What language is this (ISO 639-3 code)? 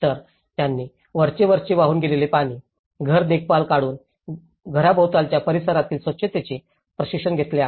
mar